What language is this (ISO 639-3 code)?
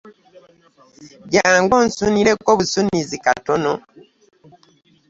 lug